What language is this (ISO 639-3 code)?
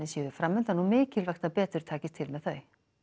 isl